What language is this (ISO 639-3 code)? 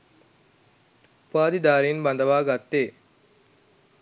sin